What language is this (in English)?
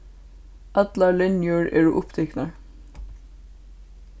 Faroese